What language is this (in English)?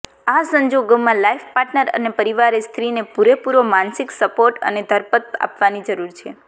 Gujarati